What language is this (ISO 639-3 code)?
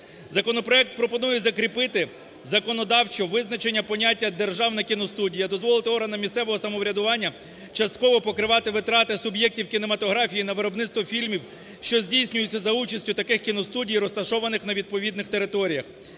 ukr